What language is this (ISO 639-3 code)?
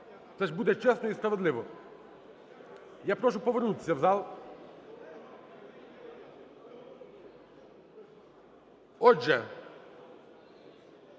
ukr